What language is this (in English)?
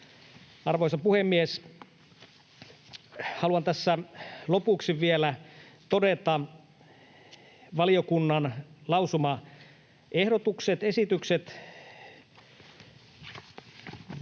Finnish